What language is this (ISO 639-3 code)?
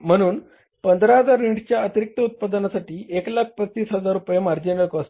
mar